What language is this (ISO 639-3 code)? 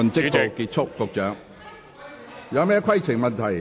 yue